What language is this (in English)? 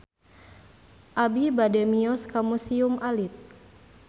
Sundanese